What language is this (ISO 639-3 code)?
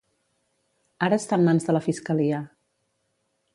cat